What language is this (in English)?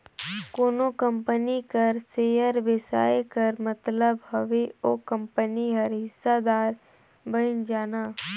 Chhattisgarhi